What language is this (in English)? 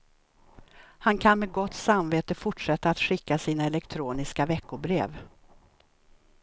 Swedish